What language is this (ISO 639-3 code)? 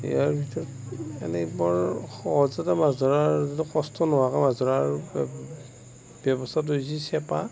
asm